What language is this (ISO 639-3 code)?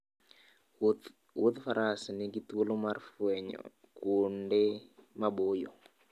luo